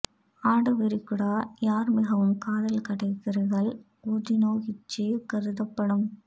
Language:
Tamil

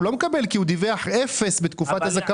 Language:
Hebrew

